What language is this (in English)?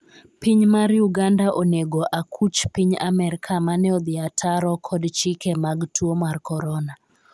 Luo (Kenya and Tanzania)